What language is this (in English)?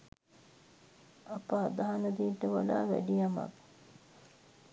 Sinhala